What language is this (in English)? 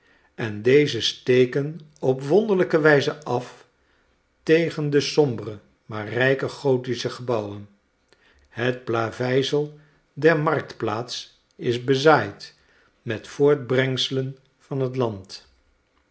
Dutch